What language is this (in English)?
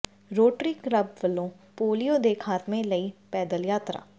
Punjabi